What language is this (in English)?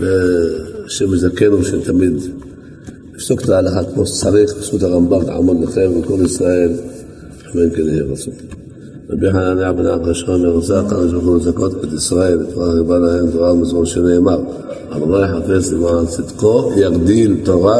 Hebrew